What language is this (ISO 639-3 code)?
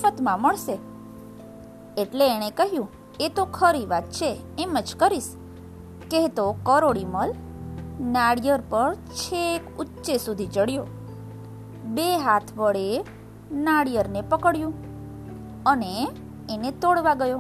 guj